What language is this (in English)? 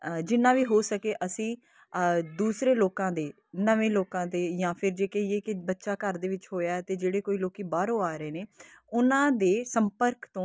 Punjabi